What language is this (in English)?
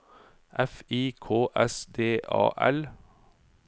Norwegian